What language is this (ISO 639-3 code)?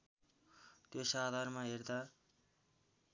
nep